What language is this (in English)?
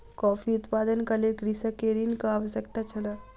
Maithili